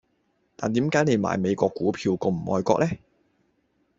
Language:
Cantonese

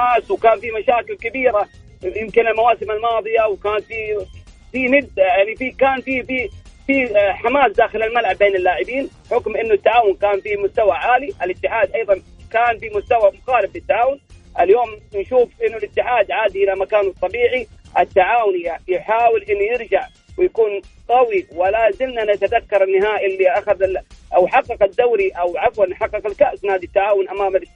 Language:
Arabic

